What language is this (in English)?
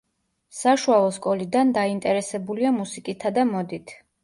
Georgian